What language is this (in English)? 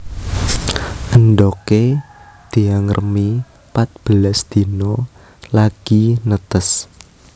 Javanese